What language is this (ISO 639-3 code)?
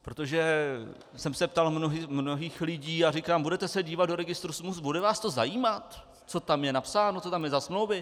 ces